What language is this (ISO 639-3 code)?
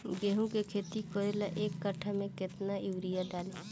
bho